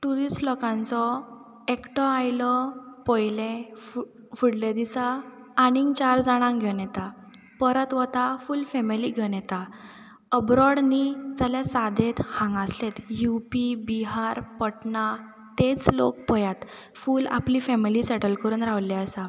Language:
Konkani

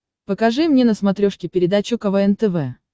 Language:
Russian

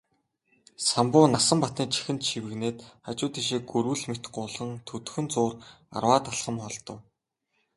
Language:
Mongolian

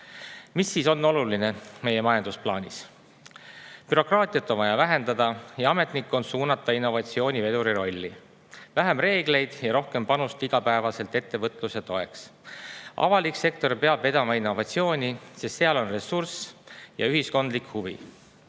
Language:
Estonian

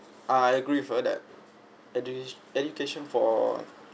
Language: English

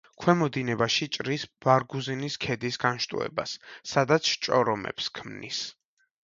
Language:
Georgian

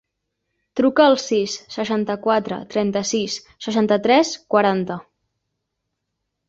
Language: Catalan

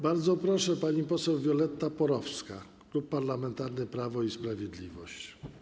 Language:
Polish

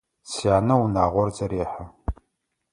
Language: Adyghe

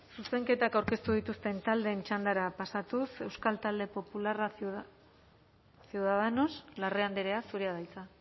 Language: Basque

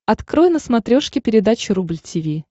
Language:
Russian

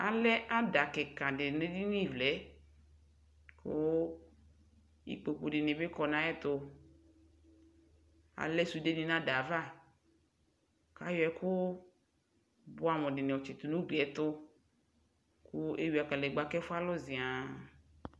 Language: Ikposo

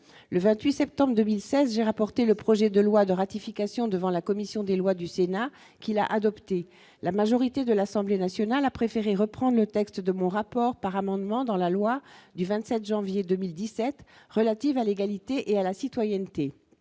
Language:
French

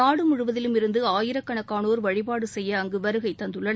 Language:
Tamil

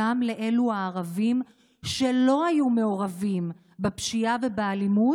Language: Hebrew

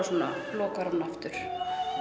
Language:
Icelandic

